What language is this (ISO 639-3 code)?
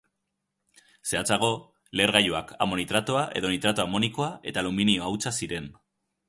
eus